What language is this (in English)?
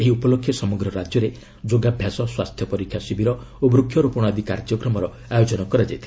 Odia